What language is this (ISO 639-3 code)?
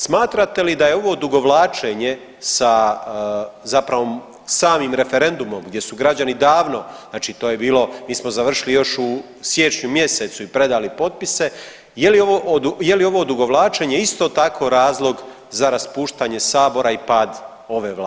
hrv